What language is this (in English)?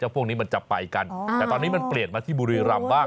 Thai